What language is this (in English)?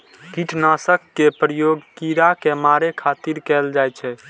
Maithili